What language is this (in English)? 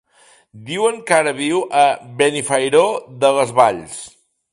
Catalan